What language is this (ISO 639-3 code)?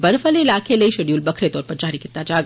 doi